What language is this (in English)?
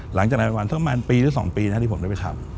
Thai